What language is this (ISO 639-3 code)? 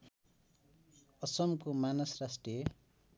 nep